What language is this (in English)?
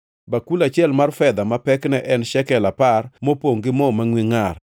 Luo (Kenya and Tanzania)